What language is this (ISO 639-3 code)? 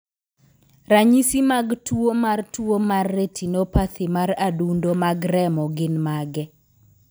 luo